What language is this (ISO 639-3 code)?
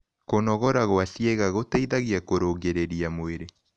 kik